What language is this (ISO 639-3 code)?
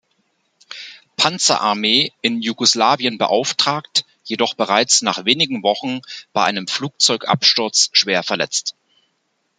deu